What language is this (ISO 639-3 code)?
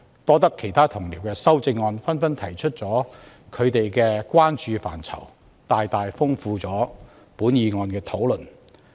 yue